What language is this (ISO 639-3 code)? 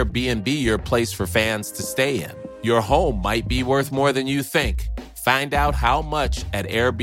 swe